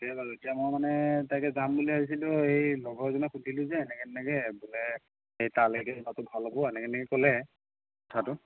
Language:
Assamese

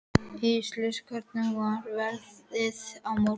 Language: Icelandic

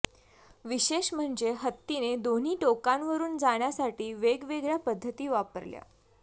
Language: Marathi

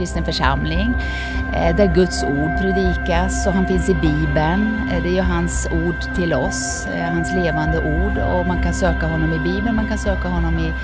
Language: Swedish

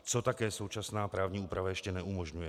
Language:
Czech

